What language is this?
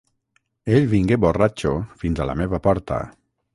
Catalan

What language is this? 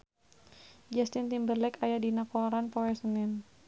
Sundanese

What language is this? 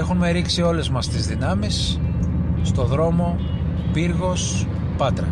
Greek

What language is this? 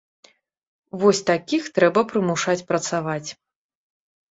Belarusian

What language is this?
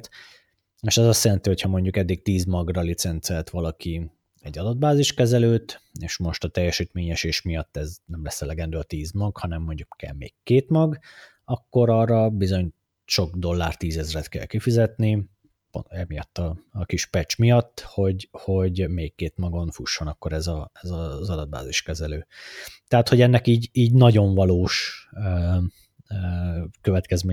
Hungarian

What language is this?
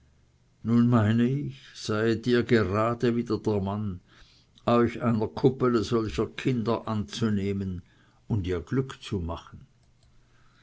German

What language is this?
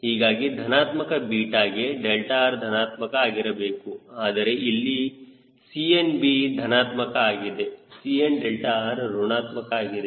Kannada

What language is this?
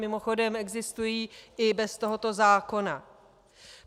Czech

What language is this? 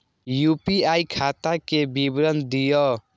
Maithili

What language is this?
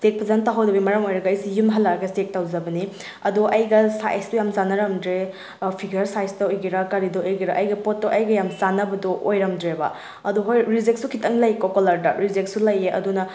Manipuri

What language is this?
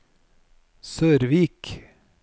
Norwegian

